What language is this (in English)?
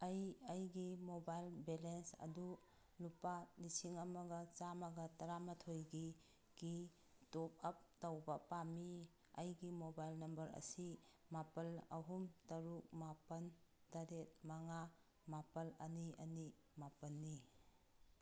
Manipuri